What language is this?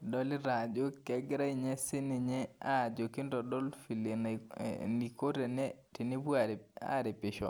Masai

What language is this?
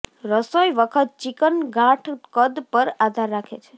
Gujarati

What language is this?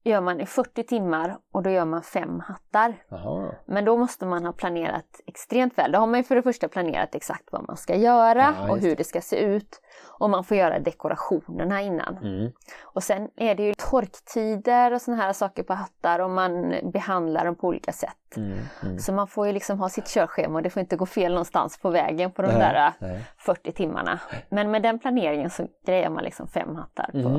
Swedish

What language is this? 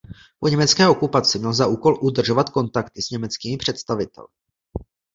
Czech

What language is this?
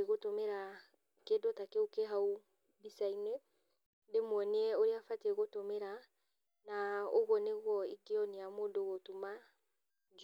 Kikuyu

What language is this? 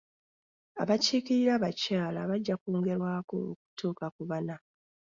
Ganda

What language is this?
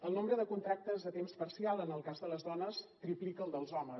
Catalan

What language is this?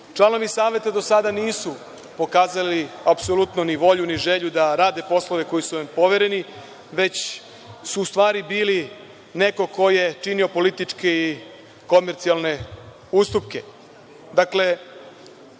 Serbian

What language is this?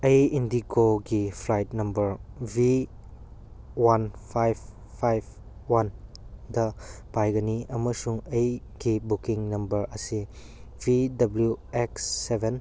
Manipuri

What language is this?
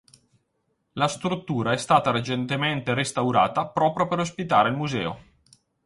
Italian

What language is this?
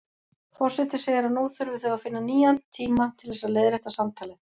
Icelandic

